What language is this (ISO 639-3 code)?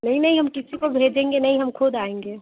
hin